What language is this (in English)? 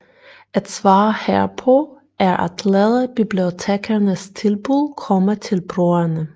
Danish